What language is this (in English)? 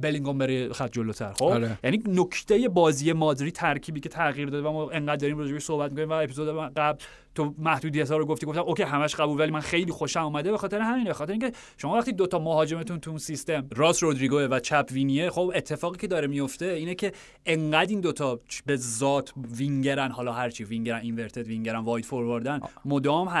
Persian